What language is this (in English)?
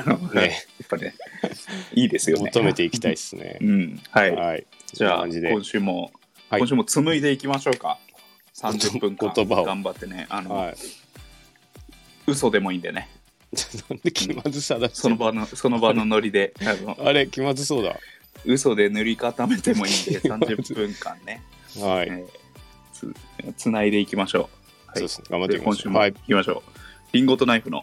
Japanese